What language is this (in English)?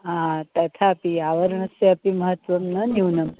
Sanskrit